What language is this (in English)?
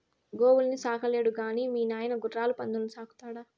Telugu